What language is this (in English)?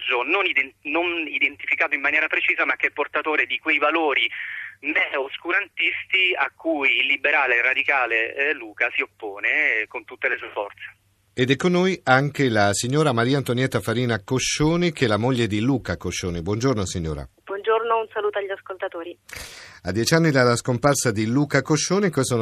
Italian